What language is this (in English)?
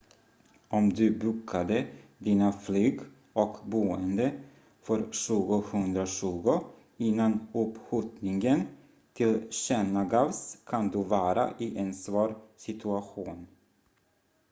Swedish